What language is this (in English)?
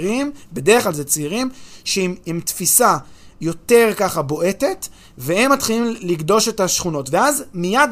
Hebrew